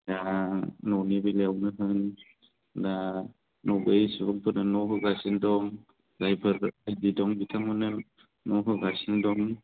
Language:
Bodo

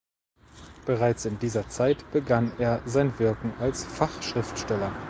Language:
German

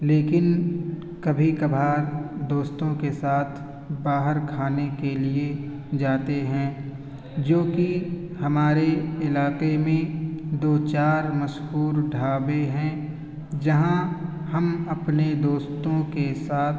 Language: Urdu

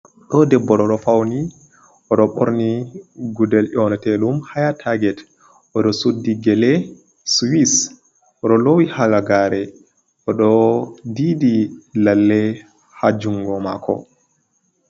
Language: Fula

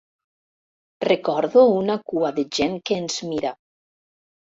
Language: Catalan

